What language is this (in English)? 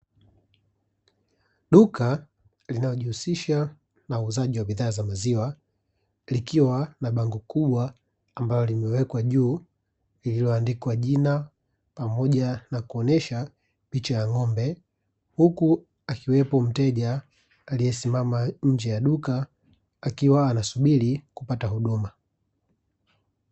Swahili